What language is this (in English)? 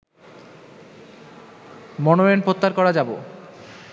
Bangla